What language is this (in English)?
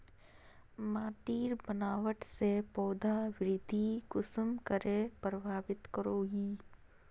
Magahi